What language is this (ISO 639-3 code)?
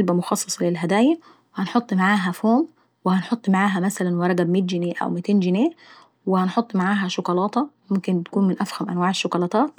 aec